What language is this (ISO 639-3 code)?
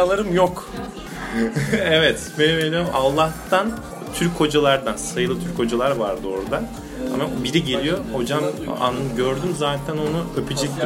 tur